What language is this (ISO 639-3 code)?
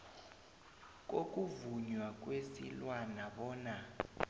nbl